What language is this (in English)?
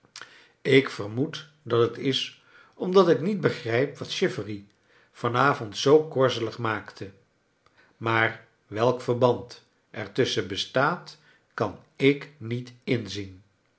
Dutch